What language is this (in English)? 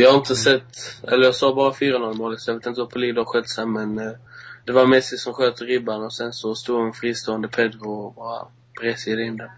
Swedish